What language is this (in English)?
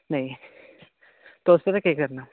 Dogri